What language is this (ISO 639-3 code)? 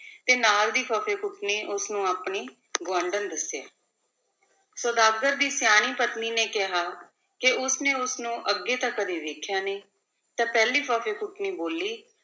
pan